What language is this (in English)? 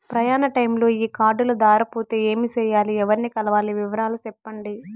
Telugu